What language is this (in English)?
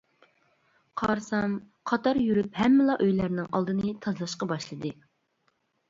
Uyghur